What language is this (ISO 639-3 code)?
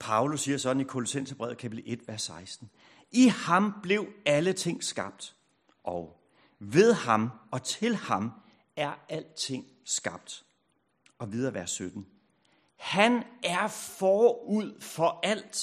dan